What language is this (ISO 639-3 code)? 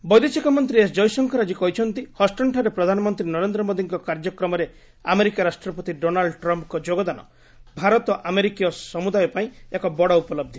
ori